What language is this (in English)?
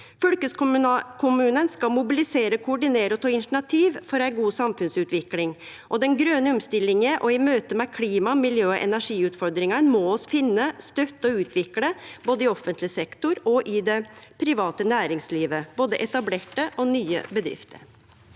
Norwegian